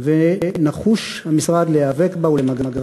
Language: Hebrew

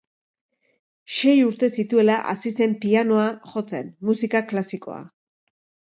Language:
Basque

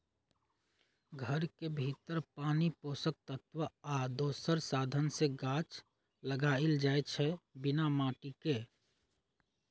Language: Magahi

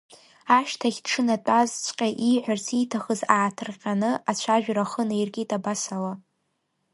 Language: Abkhazian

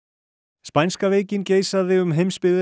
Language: Icelandic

